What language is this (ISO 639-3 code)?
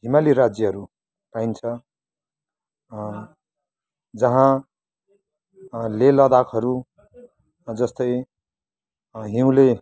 nep